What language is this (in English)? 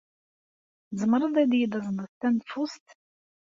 Kabyle